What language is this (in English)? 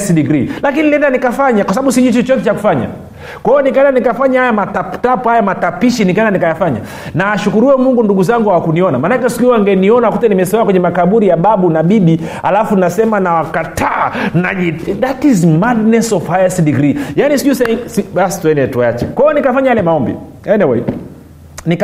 Swahili